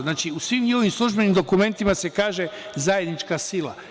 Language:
Serbian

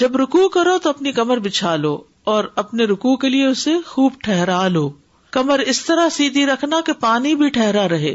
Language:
Urdu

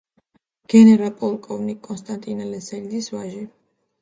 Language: Georgian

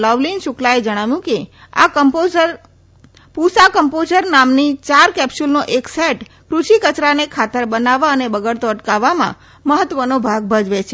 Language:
Gujarati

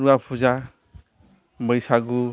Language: Bodo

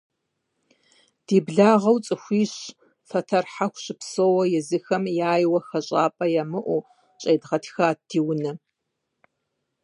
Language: Kabardian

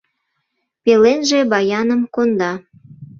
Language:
Mari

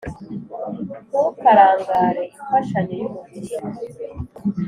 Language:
Kinyarwanda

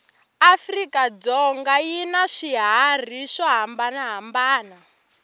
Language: Tsonga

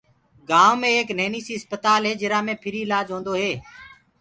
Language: Gurgula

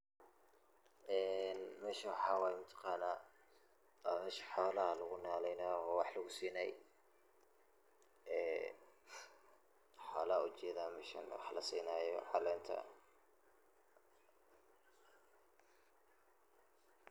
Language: Somali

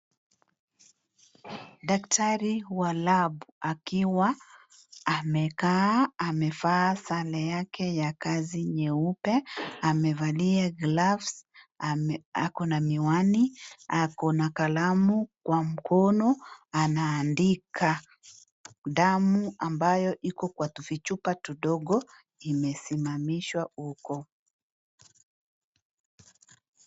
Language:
Swahili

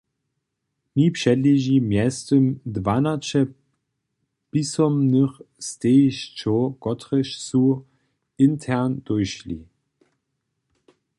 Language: Upper Sorbian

